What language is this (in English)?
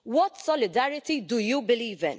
English